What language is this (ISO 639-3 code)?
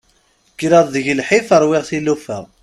kab